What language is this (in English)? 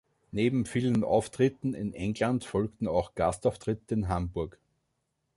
German